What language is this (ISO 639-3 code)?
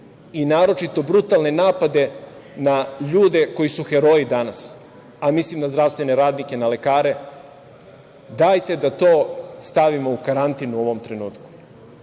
srp